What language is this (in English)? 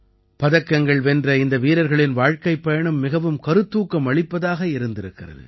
Tamil